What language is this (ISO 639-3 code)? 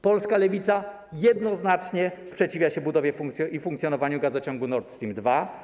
pol